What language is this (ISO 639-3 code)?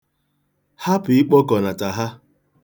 ibo